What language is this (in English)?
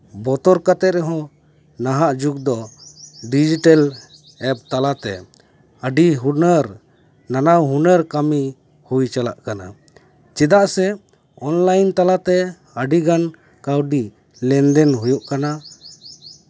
Santali